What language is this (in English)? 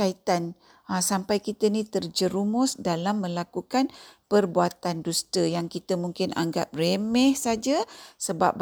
Malay